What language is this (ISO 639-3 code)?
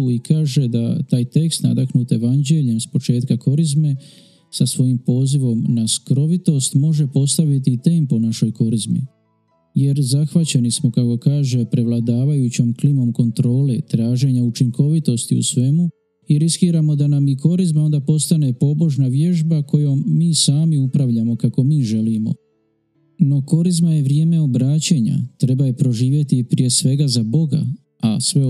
hrv